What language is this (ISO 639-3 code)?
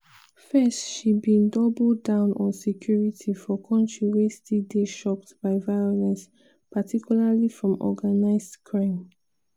pcm